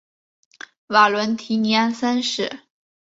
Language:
Chinese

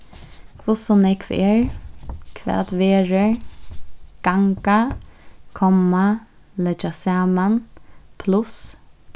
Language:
Faroese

